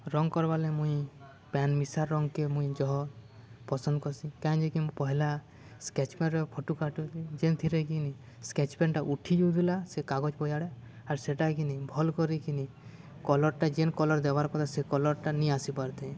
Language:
Odia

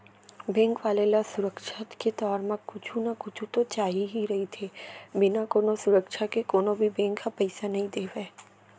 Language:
Chhattisgarhi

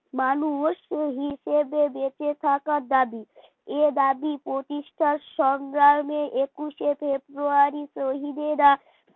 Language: Bangla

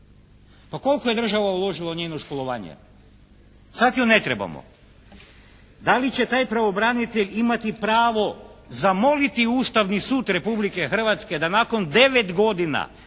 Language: Croatian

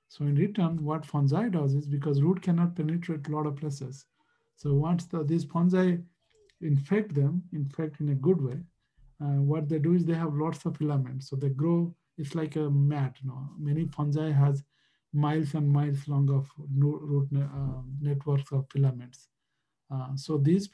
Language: English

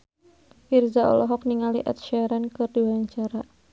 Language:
Sundanese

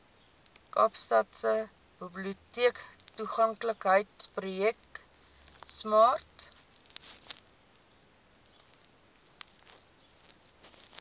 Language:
Afrikaans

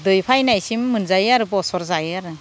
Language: Bodo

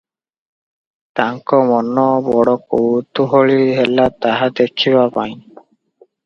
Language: Odia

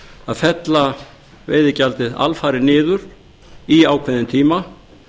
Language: Icelandic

